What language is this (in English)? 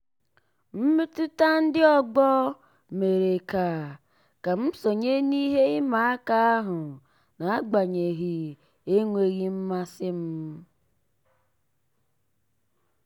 Igbo